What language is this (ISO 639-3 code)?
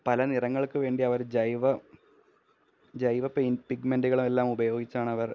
mal